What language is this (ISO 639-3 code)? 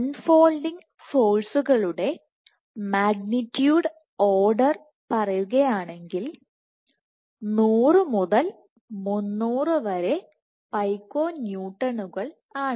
mal